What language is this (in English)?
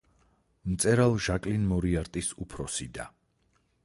Georgian